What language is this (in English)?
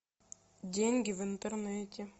Russian